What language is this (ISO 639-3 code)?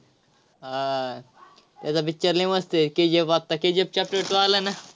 mar